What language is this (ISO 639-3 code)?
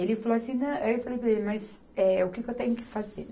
por